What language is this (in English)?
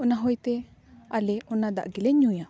Santali